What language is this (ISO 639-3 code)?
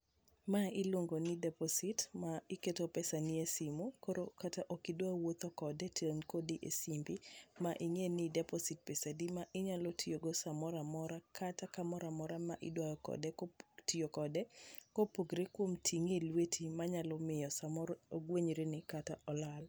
luo